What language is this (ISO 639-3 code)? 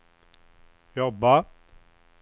swe